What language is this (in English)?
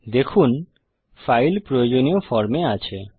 Bangla